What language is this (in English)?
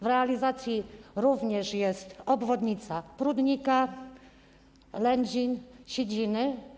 Polish